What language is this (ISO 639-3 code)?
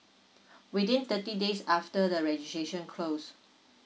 eng